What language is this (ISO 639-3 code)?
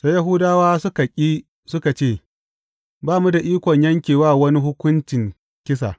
hau